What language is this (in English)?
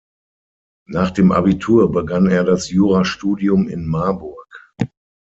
German